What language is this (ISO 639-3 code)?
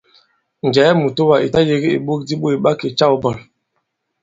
abb